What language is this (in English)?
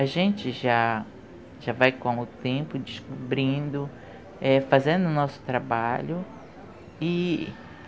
Portuguese